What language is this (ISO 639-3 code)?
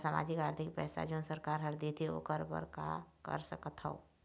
hne